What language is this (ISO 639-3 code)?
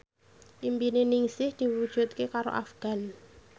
jav